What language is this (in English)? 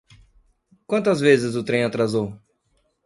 Portuguese